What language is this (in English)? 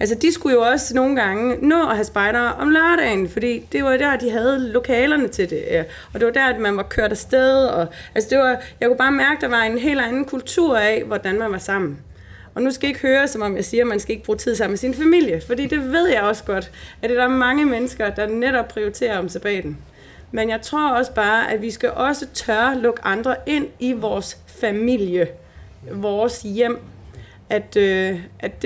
Danish